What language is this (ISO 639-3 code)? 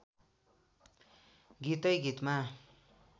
nep